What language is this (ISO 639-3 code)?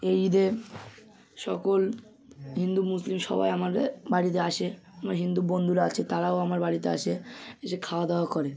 ben